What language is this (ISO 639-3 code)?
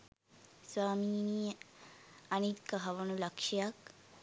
sin